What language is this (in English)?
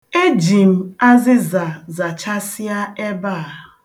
Igbo